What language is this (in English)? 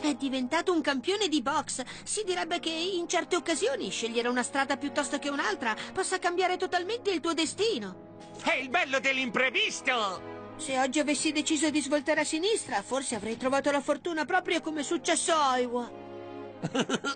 Italian